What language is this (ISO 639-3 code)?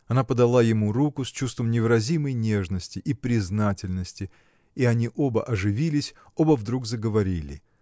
rus